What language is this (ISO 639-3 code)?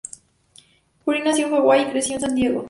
spa